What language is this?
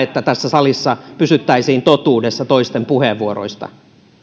Finnish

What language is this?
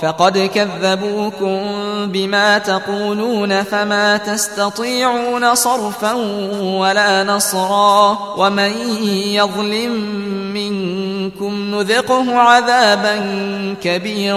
Arabic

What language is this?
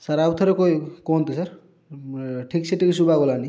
Odia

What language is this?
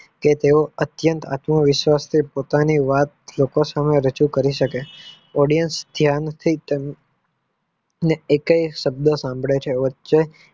Gujarati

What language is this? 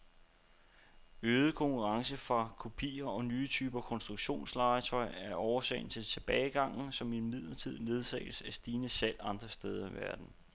Danish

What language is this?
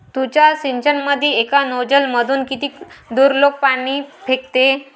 Marathi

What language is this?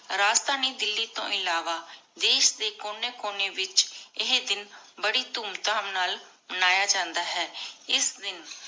Punjabi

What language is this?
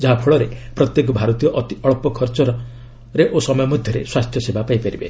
Odia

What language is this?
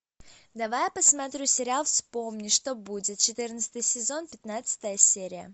Russian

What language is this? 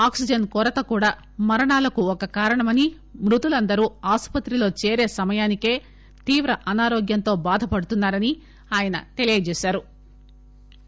Telugu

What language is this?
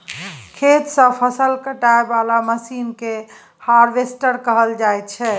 Maithili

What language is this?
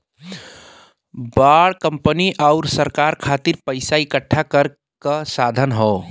Bhojpuri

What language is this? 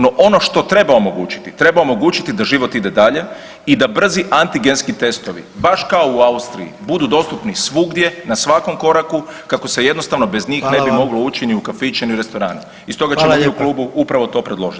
Croatian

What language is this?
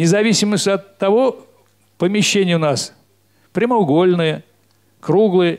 Russian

